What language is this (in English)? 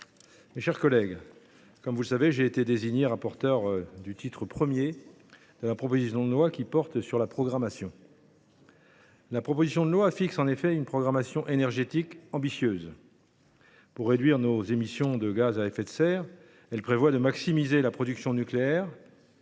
French